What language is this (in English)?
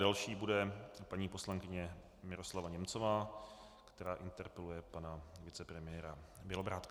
Czech